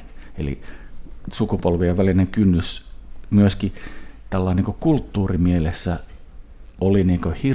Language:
Finnish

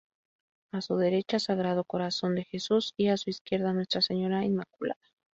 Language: Spanish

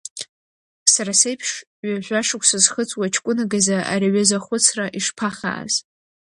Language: Abkhazian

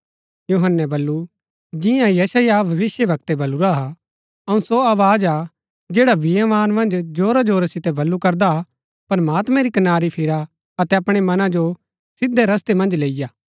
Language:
Gaddi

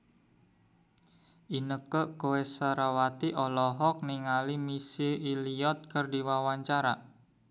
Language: Sundanese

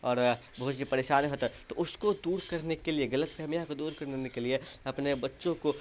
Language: Urdu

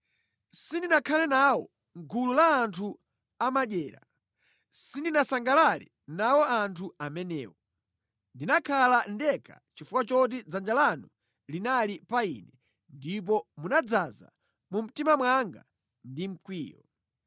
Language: Nyanja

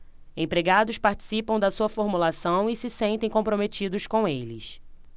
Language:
Portuguese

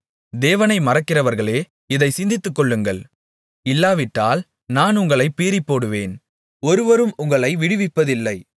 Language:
Tamil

